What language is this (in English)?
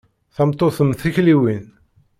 Kabyle